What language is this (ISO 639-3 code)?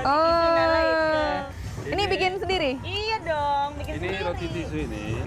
ind